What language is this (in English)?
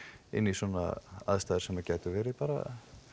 Icelandic